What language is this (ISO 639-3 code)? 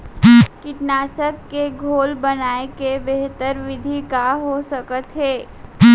hne